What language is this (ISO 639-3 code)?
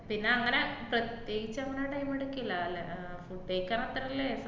mal